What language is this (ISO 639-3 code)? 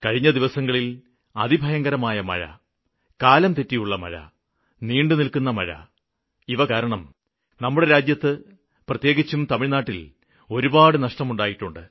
mal